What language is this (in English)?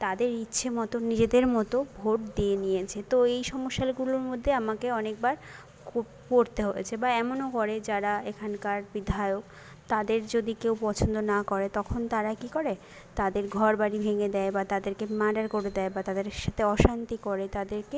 Bangla